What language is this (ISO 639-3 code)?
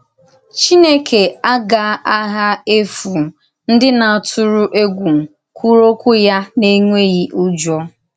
ibo